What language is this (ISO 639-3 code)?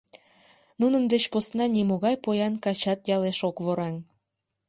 chm